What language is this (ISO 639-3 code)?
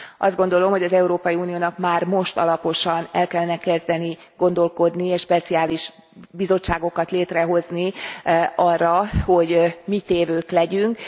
hun